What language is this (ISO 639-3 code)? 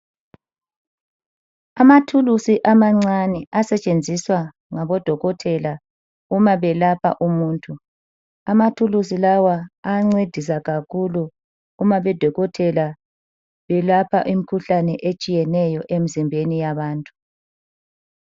nde